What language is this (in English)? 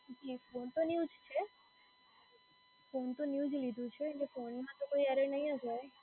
Gujarati